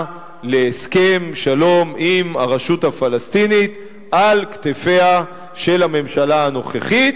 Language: Hebrew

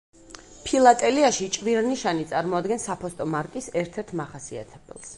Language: Georgian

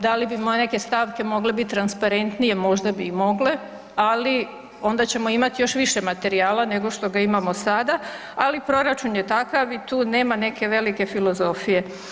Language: Croatian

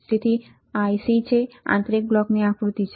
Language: Gujarati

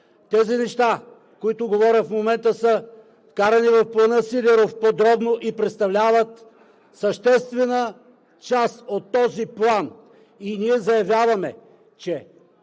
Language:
Bulgarian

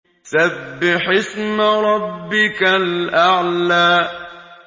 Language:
Arabic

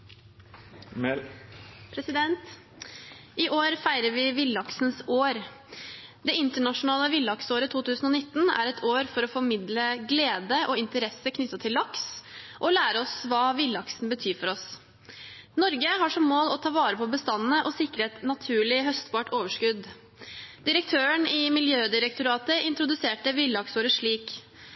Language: Norwegian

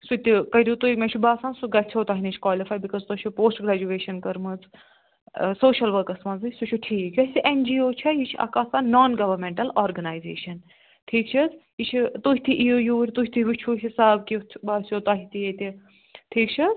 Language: Kashmiri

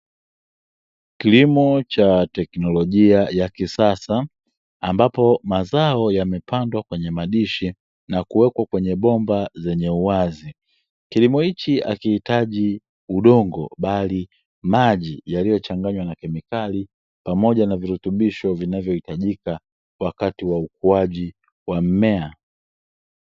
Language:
Swahili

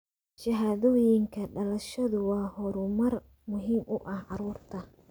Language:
Somali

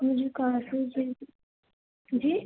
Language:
Urdu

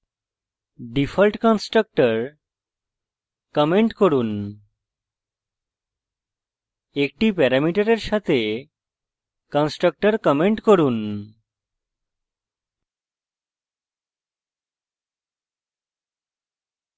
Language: Bangla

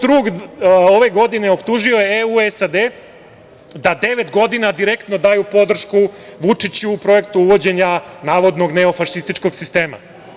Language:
Serbian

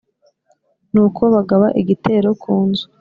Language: Kinyarwanda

